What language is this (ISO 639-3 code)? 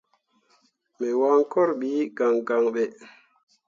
mua